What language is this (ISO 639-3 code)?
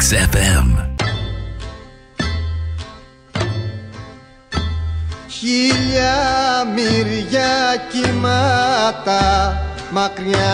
ell